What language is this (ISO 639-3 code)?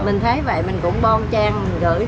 vie